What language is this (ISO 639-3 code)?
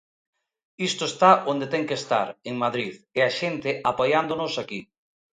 glg